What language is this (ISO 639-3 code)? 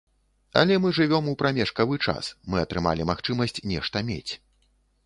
bel